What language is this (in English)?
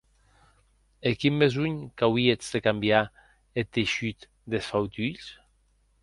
Occitan